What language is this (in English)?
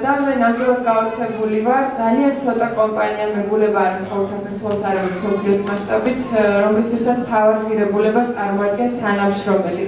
Romanian